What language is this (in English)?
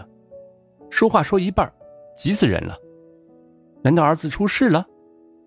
Chinese